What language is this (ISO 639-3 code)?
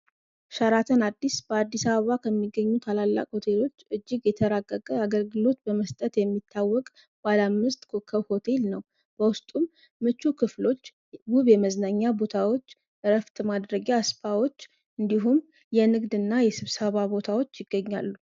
amh